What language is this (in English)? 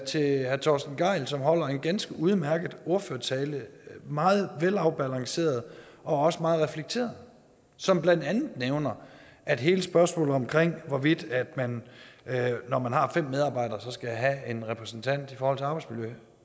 Danish